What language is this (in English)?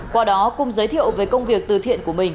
Vietnamese